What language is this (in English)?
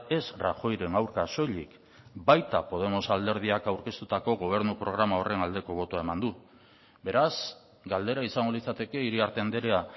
Basque